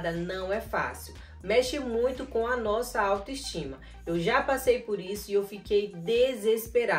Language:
Portuguese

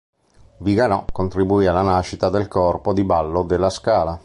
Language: Italian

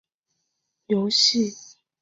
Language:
Chinese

